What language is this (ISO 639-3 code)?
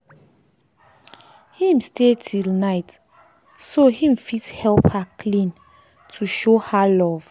pcm